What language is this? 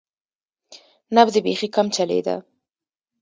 Pashto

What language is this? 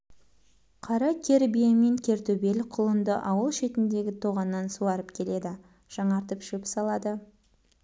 Kazakh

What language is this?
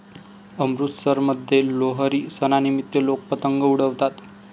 Marathi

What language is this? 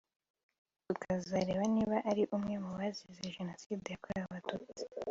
Kinyarwanda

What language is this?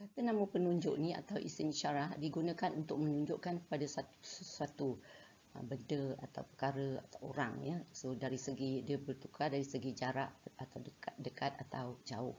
Malay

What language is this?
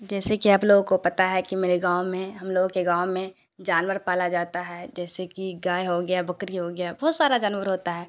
Urdu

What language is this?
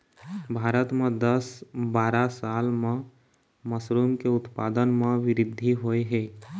Chhattisgarhi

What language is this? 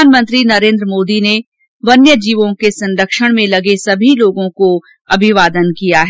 Hindi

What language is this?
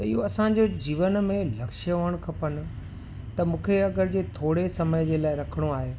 Sindhi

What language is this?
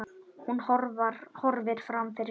Icelandic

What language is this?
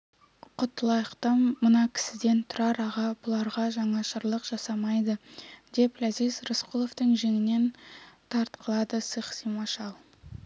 Kazakh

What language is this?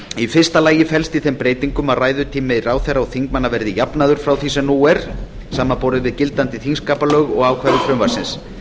Icelandic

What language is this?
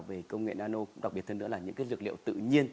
Vietnamese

